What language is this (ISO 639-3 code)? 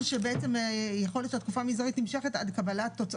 heb